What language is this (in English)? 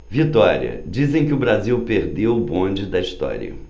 Portuguese